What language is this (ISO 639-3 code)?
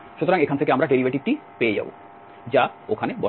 ben